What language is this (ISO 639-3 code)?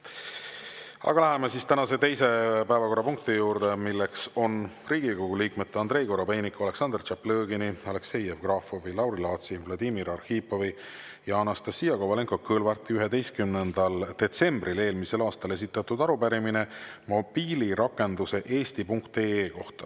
est